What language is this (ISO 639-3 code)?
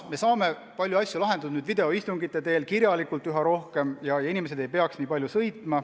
est